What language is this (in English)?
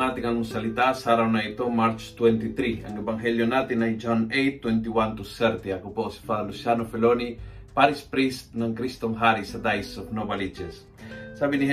Filipino